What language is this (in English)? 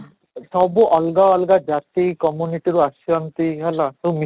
Odia